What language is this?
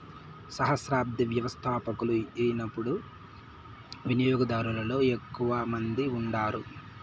Telugu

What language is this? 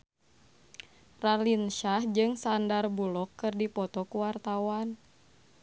Sundanese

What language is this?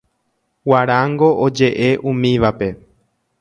Guarani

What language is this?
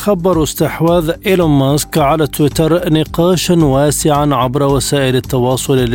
Arabic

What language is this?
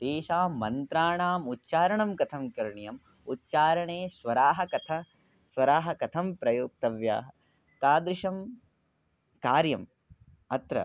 Sanskrit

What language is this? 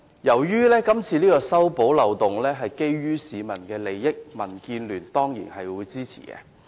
Cantonese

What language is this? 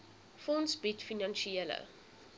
Afrikaans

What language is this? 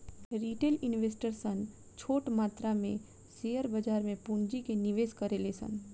Bhojpuri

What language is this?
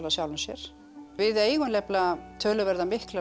Icelandic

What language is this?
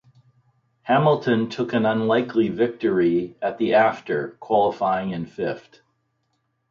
English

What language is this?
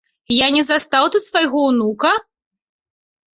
Belarusian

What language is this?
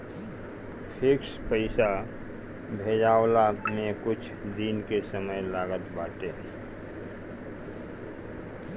Bhojpuri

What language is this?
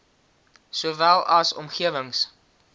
Afrikaans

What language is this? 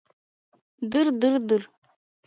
Mari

